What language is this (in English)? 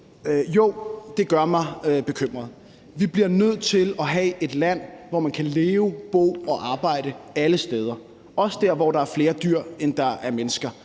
Danish